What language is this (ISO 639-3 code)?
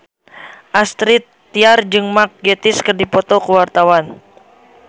sun